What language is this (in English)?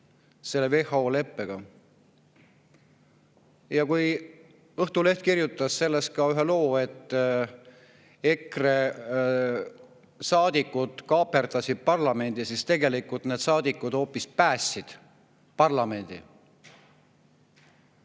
Estonian